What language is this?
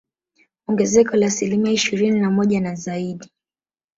Swahili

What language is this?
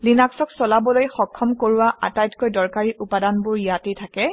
Assamese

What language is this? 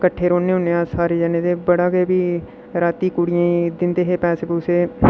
Dogri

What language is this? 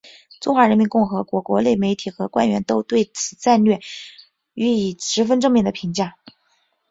Chinese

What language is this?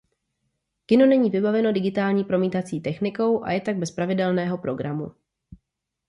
Czech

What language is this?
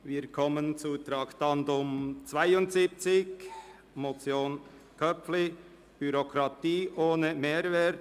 Swiss German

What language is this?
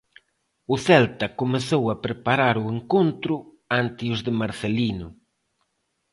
Galician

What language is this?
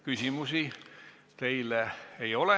Estonian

